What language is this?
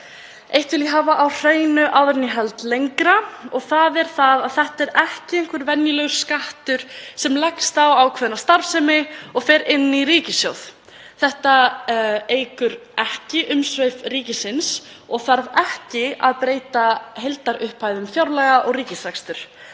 Icelandic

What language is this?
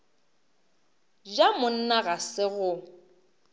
Northern Sotho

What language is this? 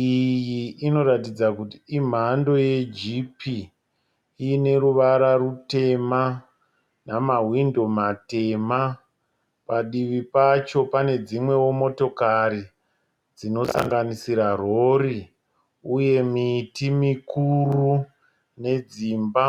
Shona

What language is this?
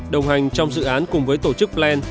Vietnamese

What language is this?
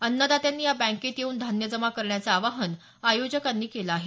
Marathi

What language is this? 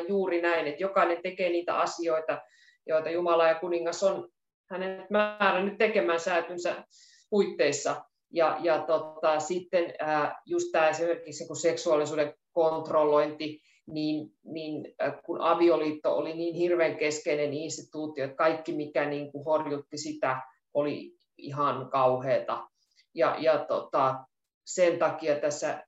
Finnish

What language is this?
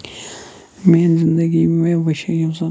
Kashmiri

